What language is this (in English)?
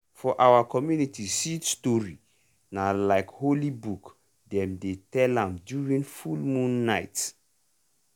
Nigerian Pidgin